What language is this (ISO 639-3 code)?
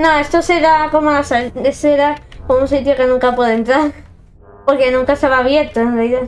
spa